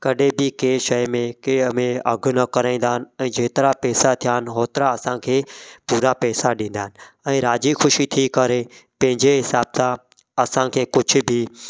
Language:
Sindhi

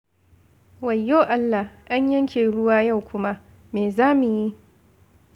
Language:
Hausa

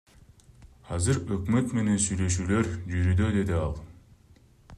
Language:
Kyrgyz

